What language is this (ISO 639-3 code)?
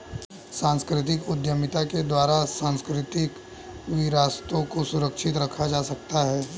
hin